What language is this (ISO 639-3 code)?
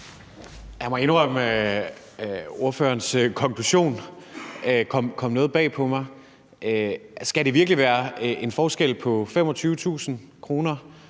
dan